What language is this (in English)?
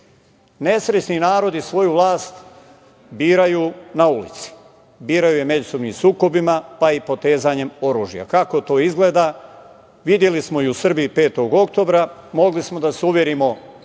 Serbian